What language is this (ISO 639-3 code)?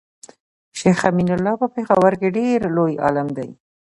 pus